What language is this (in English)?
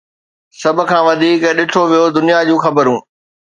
Sindhi